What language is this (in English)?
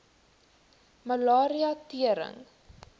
Afrikaans